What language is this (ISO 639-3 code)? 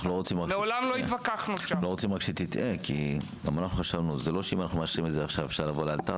heb